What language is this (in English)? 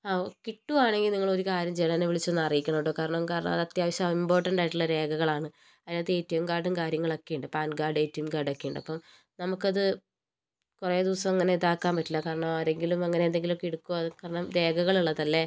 Malayalam